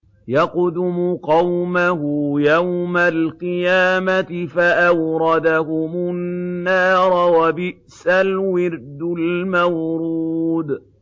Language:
Arabic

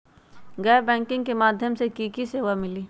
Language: Magahi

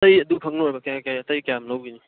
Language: Manipuri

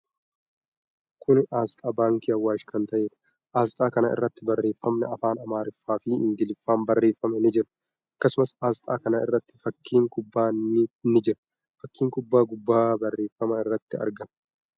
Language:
Oromo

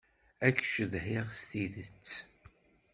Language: Kabyle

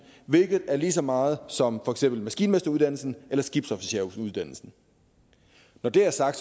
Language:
Danish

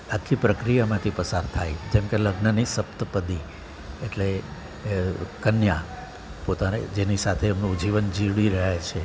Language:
Gujarati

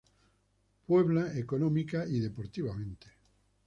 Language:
Spanish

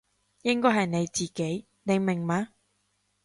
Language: Cantonese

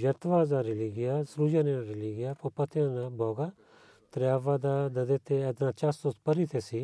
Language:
Bulgarian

